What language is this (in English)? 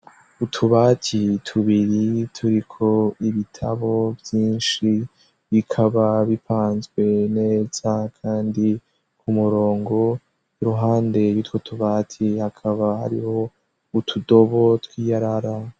Rundi